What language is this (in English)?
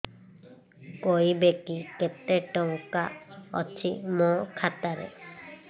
Odia